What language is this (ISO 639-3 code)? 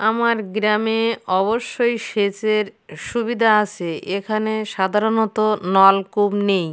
ben